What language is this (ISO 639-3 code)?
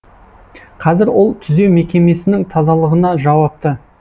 kaz